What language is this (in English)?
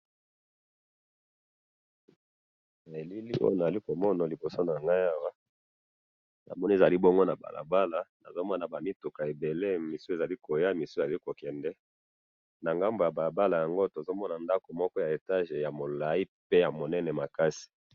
Lingala